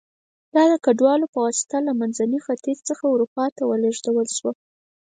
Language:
Pashto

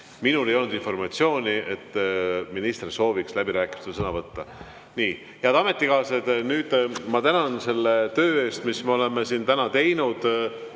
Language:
Estonian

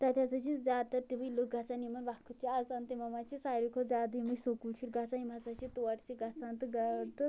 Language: Kashmiri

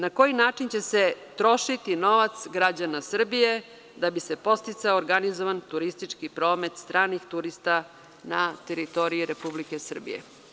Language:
Serbian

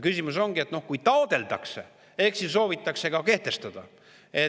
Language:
Estonian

